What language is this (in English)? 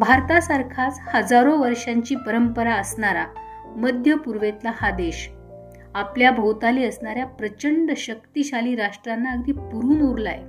Marathi